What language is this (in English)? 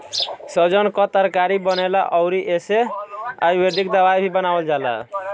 Bhojpuri